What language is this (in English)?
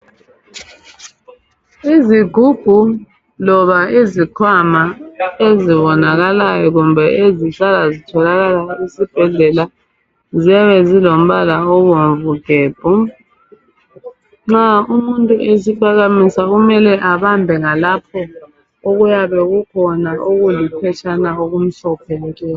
North Ndebele